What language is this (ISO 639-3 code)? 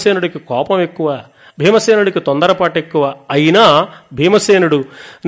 tel